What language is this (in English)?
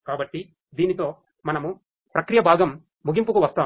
Telugu